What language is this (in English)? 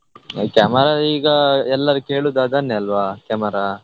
Kannada